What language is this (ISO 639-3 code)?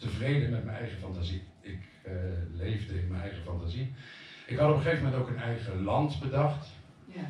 nld